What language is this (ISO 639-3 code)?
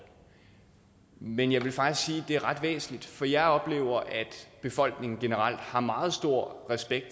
dan